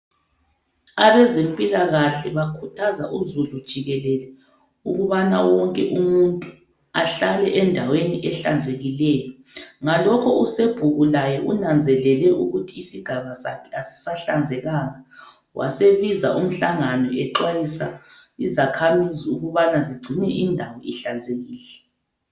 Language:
North Ndebele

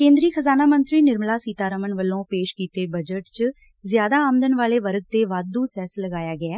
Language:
Punjabi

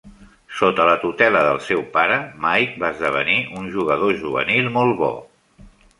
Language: Catalan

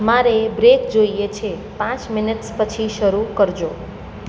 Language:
Gujarati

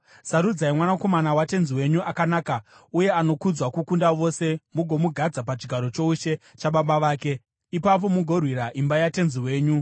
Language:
Shona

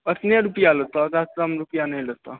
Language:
Maithili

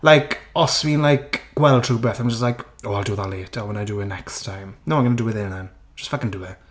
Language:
Welsh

